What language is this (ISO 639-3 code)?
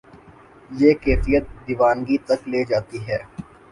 urd